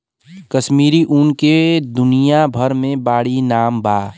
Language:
Bhojpuri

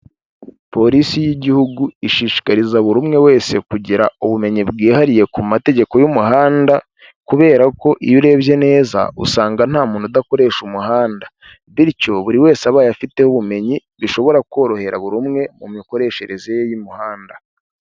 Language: Kinyarwanda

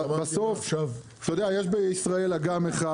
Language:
Hebrew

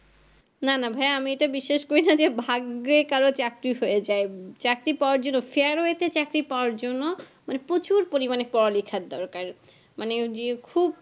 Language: Bangla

